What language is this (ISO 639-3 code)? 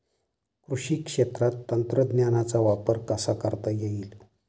mar